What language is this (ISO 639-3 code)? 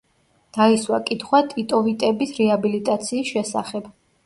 kat